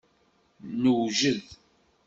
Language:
Kabyle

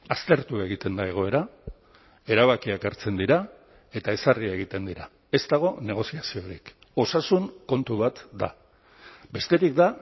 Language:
Basque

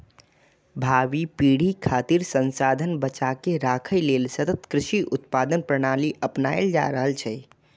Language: Maithili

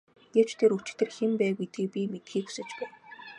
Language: Mongolian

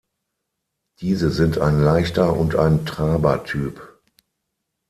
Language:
German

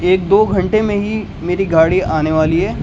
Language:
Urdu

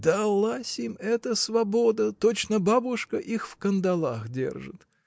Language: Russian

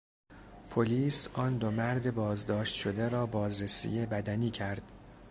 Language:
Persian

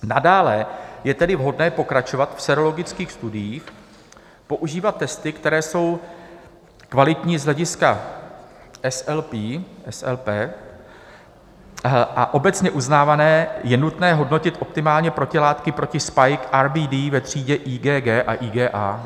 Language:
Czech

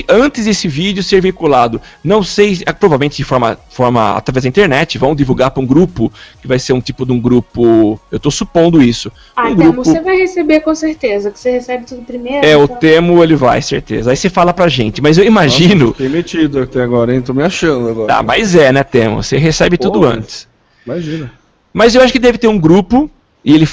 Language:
Portuguese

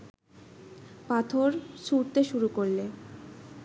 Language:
Bangla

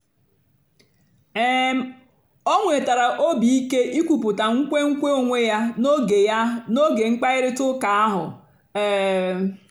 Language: Igbo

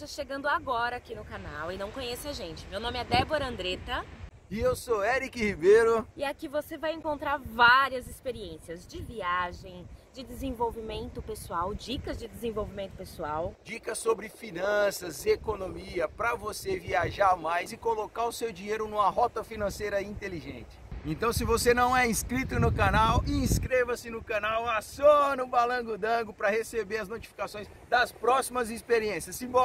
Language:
Portuguese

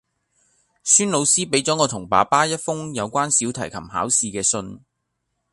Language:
Cantonese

